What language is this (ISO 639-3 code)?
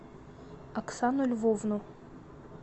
rus